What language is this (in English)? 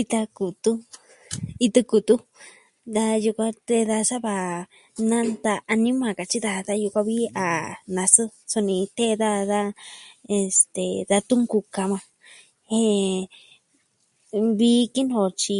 Southwestern Tlaxiaco Mixtec